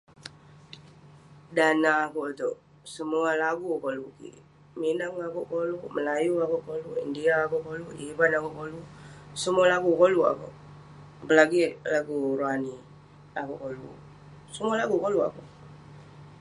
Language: Western Penan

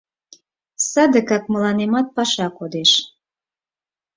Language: Mari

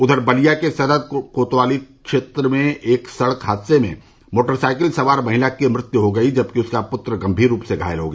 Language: Hindi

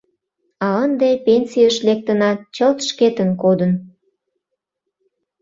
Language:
Mari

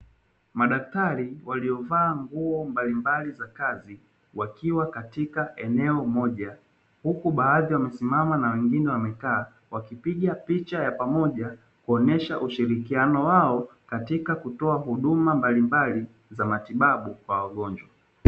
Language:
Swahili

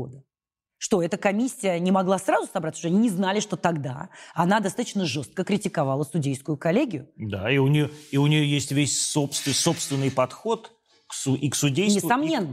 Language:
Russian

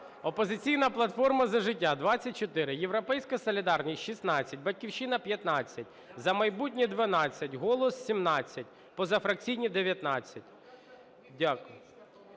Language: Ukrainian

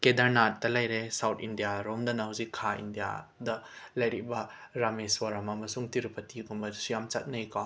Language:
Manipuri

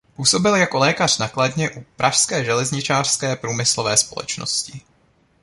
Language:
Czech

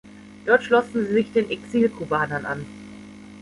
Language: German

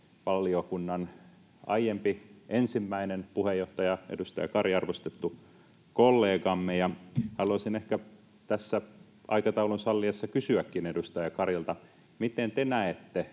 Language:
Finnish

